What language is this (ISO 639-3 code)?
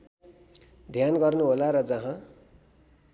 nep